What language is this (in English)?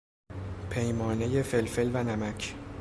Persian